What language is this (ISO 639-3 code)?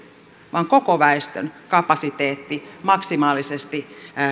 fin